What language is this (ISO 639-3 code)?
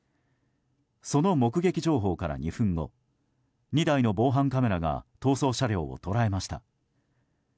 jpn